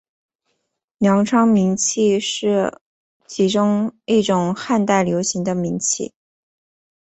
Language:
Chinese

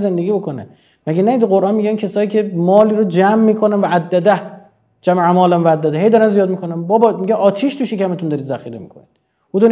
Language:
Persian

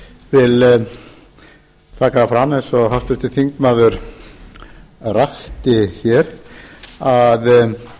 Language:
Icelandic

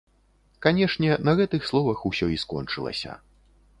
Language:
Belarusian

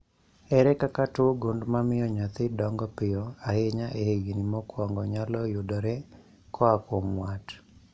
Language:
Luo (Kenya and Tanzania)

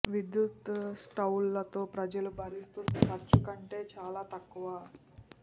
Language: Telugu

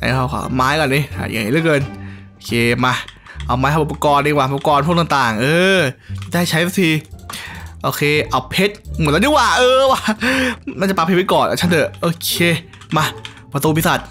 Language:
Thai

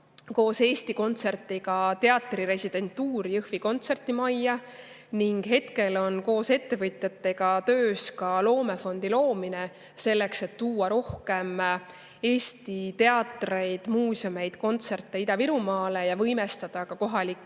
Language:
Estonian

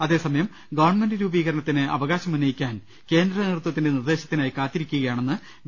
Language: Malayalam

